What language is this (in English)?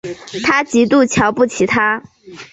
Chinese